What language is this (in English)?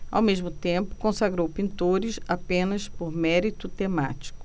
Portuguese